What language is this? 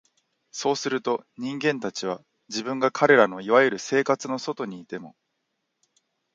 Japanese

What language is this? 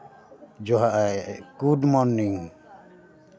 Santali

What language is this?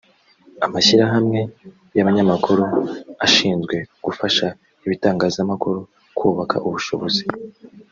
Kinyarwanda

